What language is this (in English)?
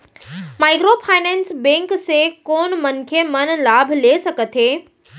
Chhattisgarhi